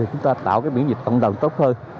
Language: Vietnamese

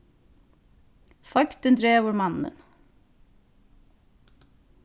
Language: Faroese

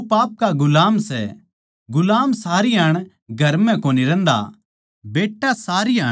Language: Haryanvi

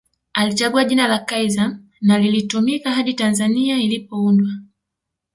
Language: Swahili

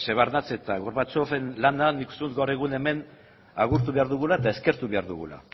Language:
Basque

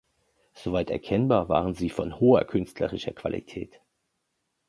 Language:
German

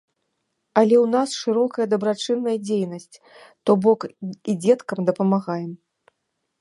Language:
Belarusian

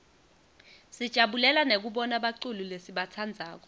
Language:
Swati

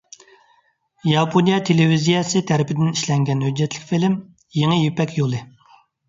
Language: Uyghur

